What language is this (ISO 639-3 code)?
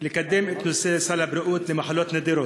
heb